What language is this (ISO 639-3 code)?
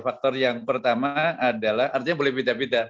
ind